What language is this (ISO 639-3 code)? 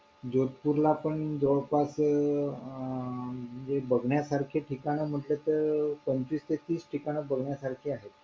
mar